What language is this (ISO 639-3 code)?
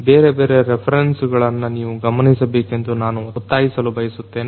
kan